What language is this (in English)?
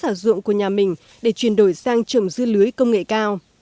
Vietnamese